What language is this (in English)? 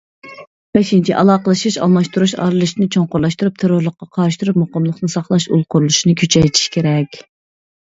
Uyghur